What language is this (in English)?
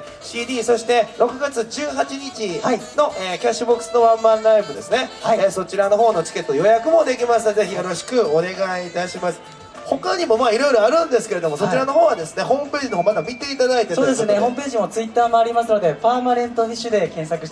Japanese